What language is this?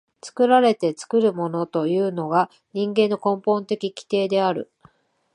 Japanese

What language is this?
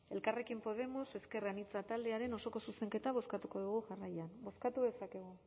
Basque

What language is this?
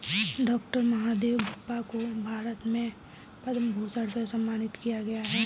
Hindi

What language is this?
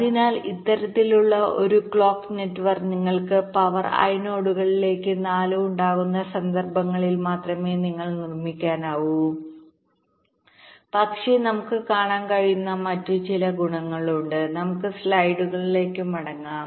Malayalam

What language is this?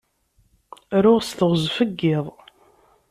Kabyle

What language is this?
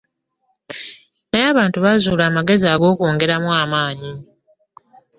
Ganda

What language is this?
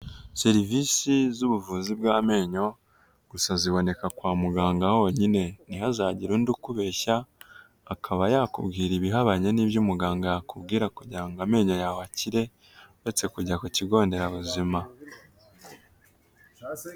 Kinyarwanda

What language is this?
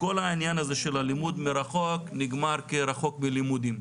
Hebrew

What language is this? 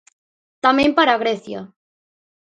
Galician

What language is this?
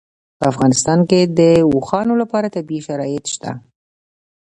Pashto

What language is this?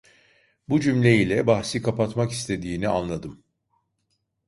Turkish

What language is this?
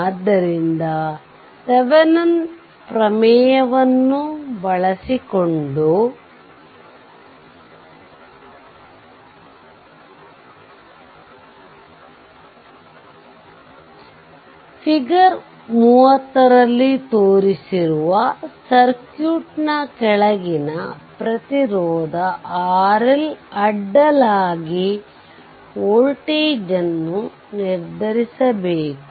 Kannada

